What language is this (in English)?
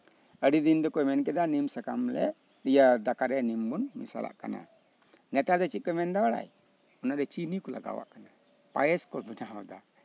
Santali